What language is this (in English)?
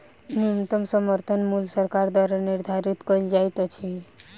Maithili